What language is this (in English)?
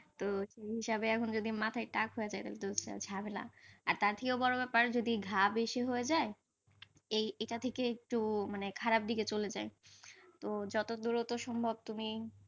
Bangla